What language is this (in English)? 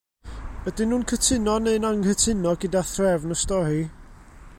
Welsh